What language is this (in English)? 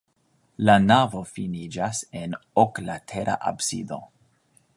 Esperanto